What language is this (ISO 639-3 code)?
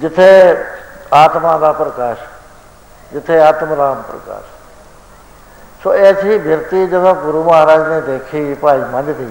pan